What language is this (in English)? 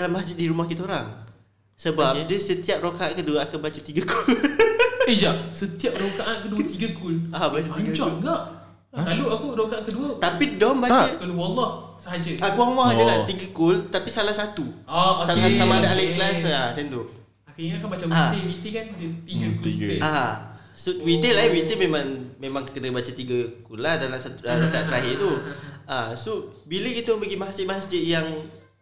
Malay